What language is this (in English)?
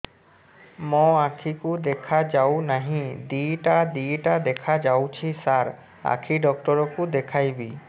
Odia